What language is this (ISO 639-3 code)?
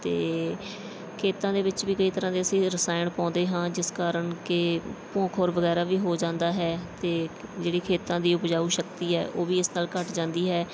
pan